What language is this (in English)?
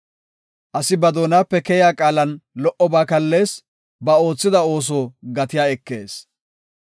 Gofa